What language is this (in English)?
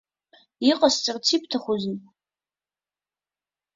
Abkhazian